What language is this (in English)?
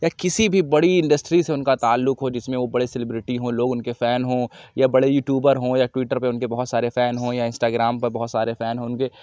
Urdu